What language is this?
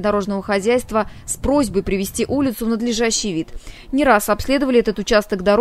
Russian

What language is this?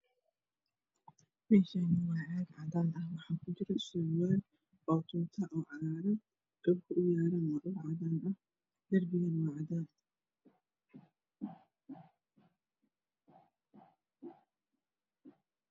Somali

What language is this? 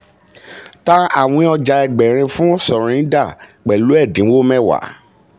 Yoruba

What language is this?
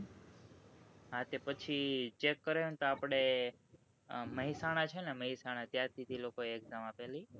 Gujarati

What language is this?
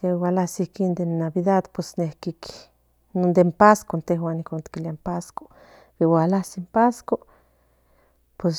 Central Nahuatl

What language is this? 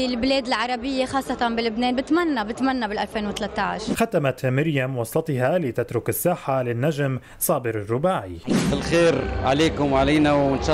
Arabic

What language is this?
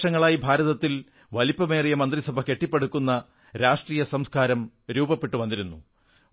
Malayalam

